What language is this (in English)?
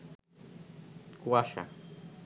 Bangla